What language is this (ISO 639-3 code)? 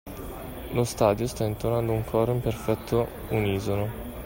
ita